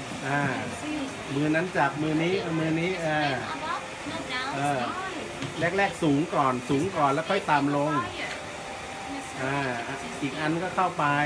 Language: Thai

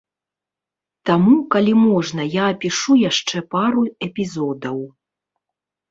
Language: Belarusian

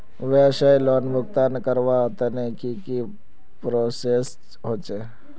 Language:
Magahi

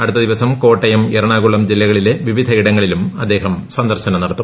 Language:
Malayalam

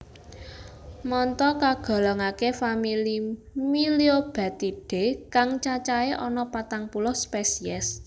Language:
Javanese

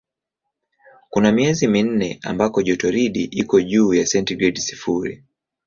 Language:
Swahili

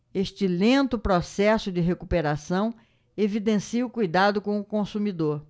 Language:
Portuguese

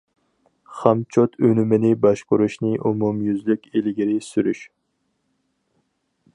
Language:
Uyghur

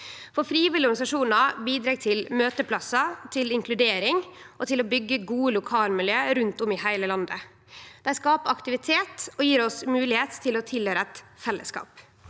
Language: Norwegian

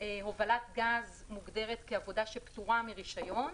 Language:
Hebrew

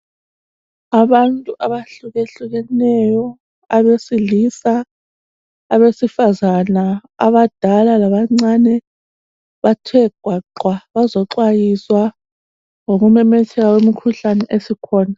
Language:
North Ndebele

